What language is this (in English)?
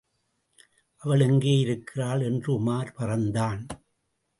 Tamil